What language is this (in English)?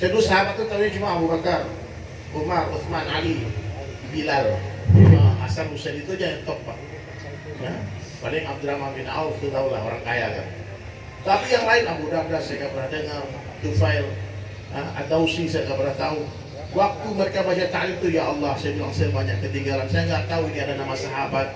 Indonesian